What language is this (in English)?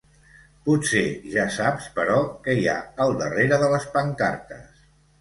Catalan